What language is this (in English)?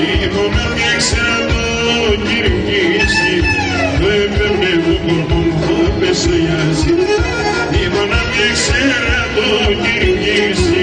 Greek